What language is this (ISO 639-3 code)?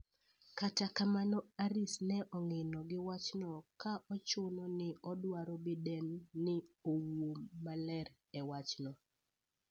luo